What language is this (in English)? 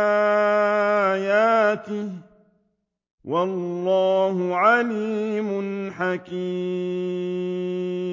Arabic